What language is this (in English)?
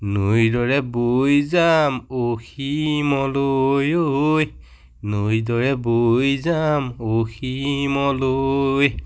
Assamese